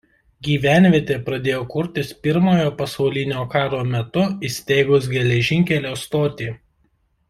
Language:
Lithuanian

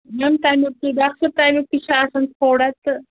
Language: Kashmiri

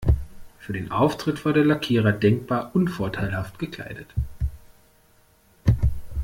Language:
German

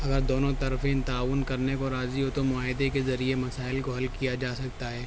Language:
Urdu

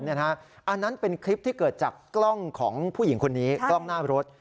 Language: Thai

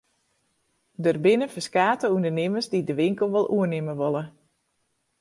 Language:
Western Frisian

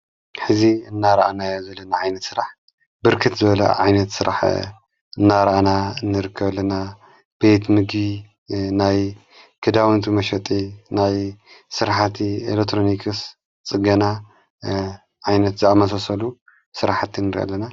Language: Tigrinya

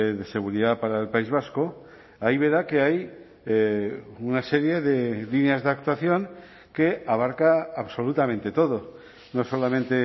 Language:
Spanish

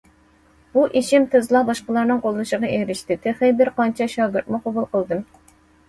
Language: Uyghur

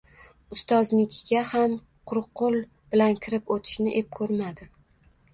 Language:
Uzbek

